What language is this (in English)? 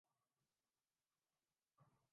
Urdu